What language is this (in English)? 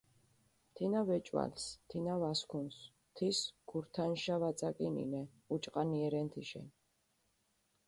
Mingrelian